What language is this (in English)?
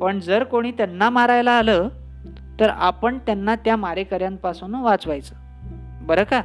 Marathi